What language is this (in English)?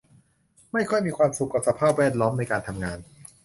Thai